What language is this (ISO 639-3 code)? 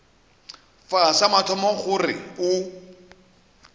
nso